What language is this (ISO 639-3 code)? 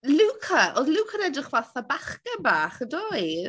cym